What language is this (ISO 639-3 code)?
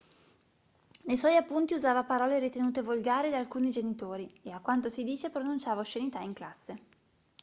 ita